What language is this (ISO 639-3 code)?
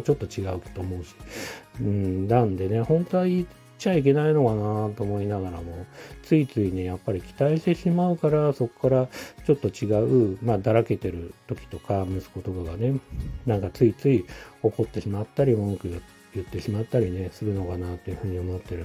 jpn